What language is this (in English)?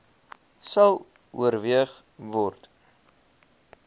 Afrikaans